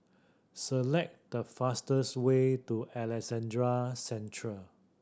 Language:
English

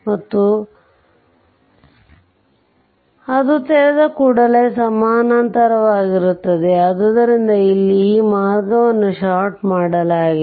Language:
Kannada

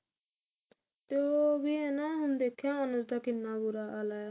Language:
Punjabi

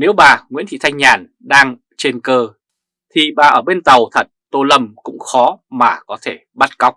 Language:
Vietnamese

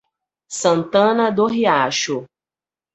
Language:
Portuguese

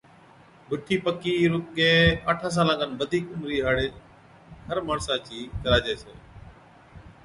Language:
Od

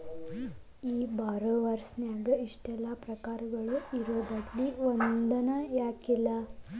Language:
Kannada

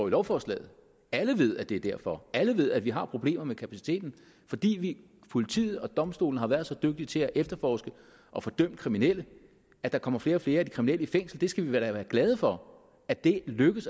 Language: Danish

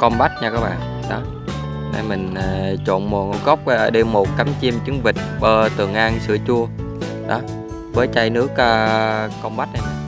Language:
Vietnamese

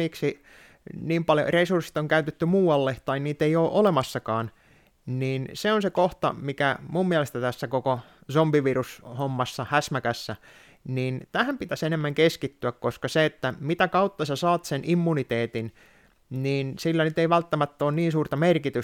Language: Finnish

